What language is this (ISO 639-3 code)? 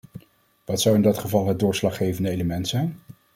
nld